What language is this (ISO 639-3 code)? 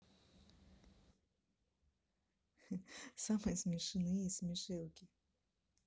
rus